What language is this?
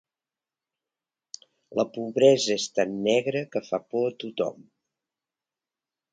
Catalan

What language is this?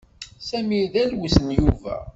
Kabyle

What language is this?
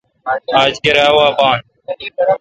Kalkoti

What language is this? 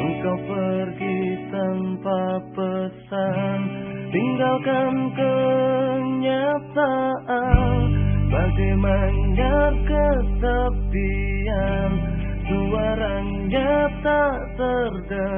Indonesian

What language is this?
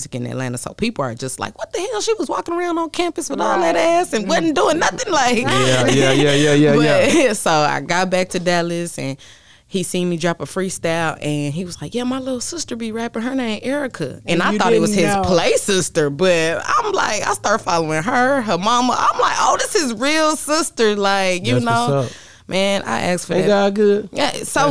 English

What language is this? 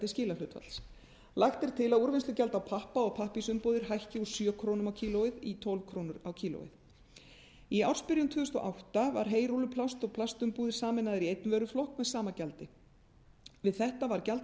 Icelandic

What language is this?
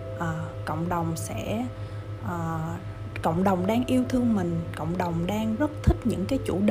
Vietnamese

